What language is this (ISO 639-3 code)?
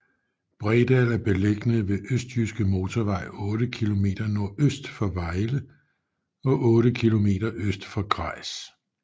dan